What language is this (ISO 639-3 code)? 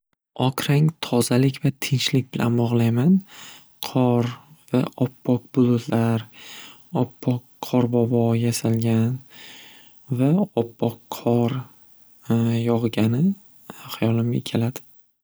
uzb